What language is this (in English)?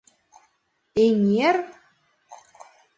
Mari